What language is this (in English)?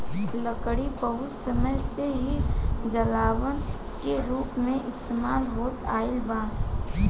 Bhojpuri